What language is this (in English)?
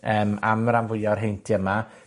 Welsh